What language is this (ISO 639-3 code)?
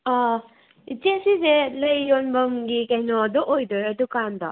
mni